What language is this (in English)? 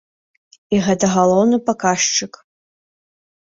Belarusian